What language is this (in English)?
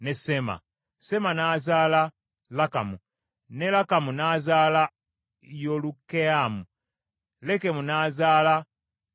Ganda